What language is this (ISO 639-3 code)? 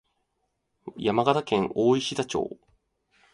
jpn